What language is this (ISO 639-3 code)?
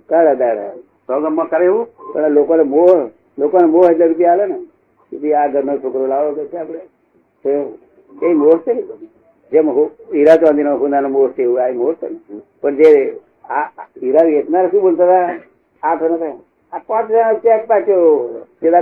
guj